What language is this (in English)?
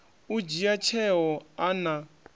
Venda